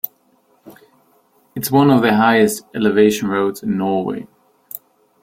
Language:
English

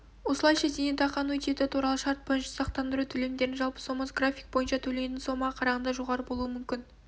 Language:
Kazakh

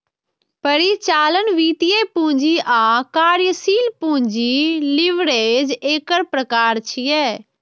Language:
Maithili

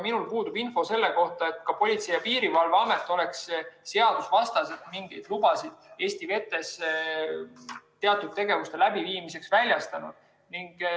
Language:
Estonian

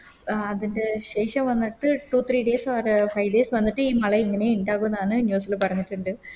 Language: Malayalam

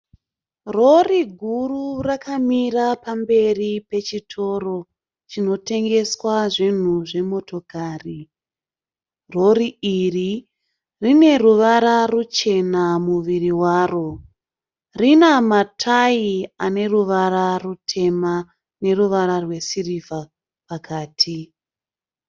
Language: Shona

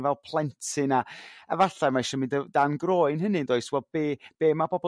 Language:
Welsh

